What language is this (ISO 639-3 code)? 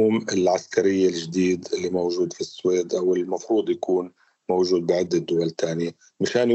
ara